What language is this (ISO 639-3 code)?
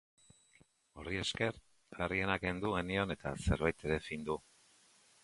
eus